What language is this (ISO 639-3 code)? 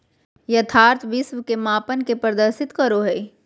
mag